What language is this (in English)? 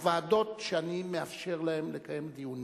Hebrew